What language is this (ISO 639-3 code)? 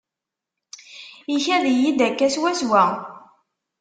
kab